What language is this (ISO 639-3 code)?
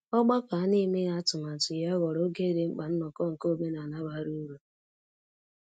ibo